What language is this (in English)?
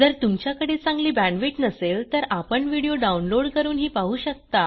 Marathi